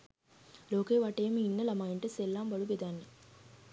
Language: Sinhala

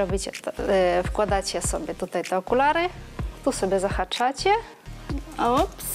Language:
Polish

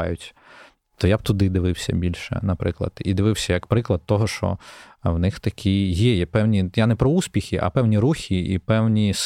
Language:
Ukrainian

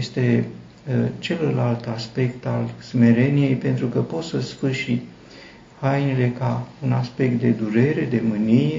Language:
Romanian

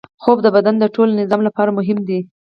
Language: Pashto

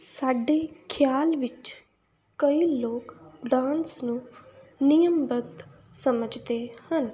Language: Punjabi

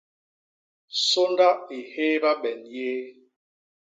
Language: Basaa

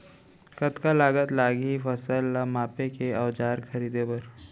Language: Chhattisgarhi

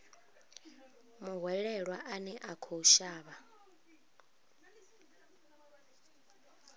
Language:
Venda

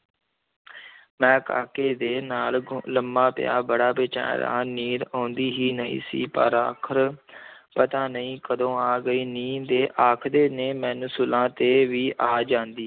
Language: Punjabi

